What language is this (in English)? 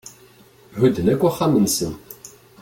Kabyle